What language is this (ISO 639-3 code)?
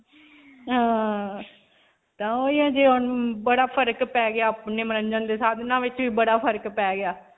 pan